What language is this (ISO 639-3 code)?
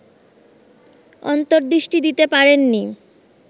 ben